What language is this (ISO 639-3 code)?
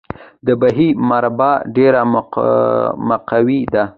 pus